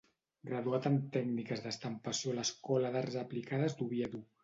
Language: Catalan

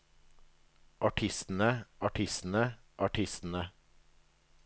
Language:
Norwegian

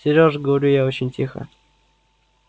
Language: Russian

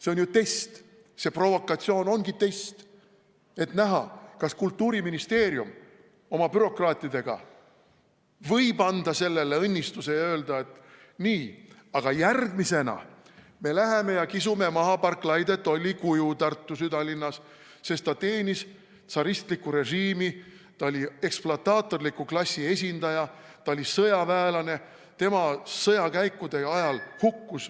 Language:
Estonian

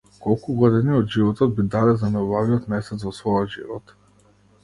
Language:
Macedonian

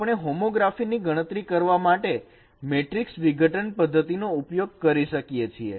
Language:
Gujarati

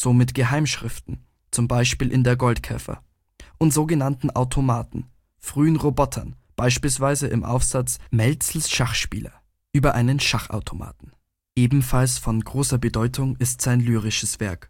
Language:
German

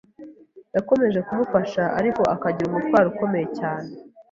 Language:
Kinyarwanda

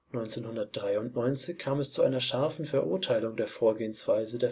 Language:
German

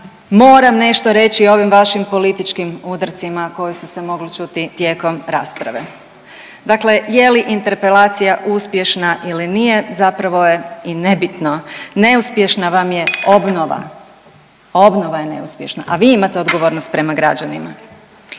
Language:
Croatian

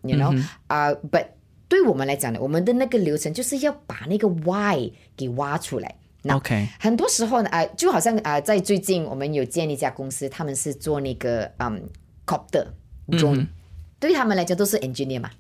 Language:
Chinese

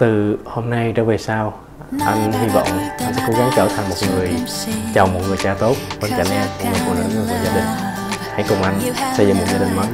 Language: Vietnamese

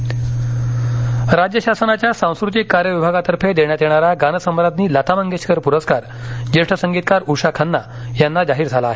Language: Marathi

